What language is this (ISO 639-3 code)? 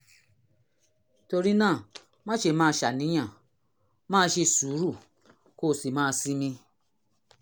yor